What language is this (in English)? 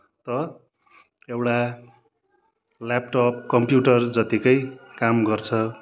Nepali